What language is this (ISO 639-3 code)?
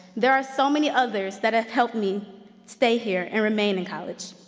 eng